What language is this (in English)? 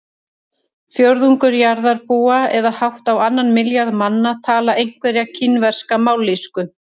Icelandic